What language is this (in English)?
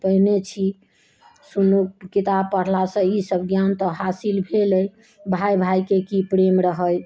Maithili